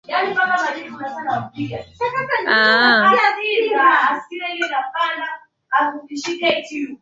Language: Swahili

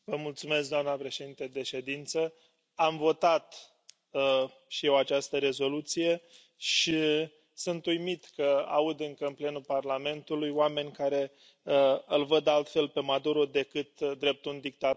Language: Romanian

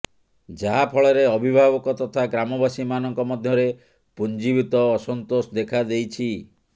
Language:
Odia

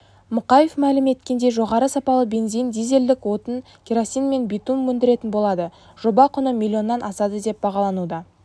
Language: Kazakh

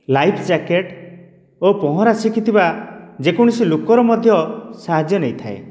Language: Odia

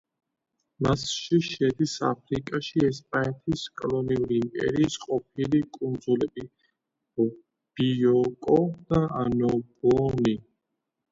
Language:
Georgian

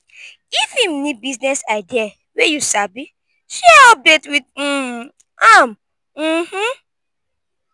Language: Nigerian Pidgin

